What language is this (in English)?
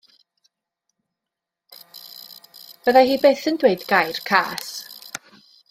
Welsh